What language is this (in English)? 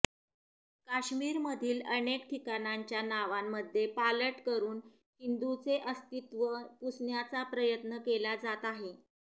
Marathi